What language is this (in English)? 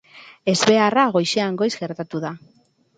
Basque